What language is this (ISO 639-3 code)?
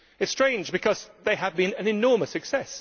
eng